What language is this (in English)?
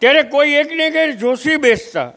Gujarati